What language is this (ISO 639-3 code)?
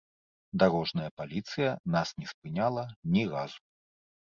bel